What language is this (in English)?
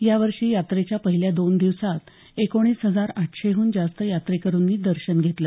Marathi